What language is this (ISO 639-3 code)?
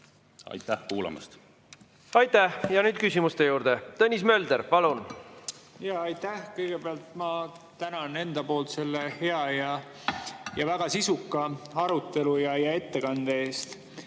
est